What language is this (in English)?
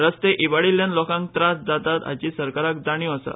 Konkani